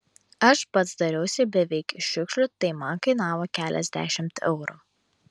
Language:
Lithuanian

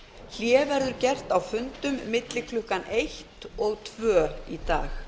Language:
Icelandic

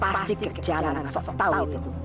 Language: Indonesian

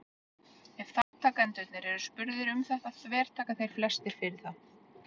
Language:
Icelandic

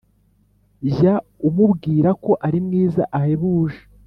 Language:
Kinyarwanda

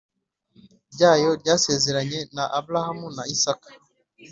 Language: Kinyarwanda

